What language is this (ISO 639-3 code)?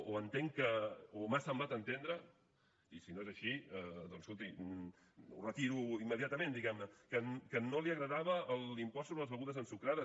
cat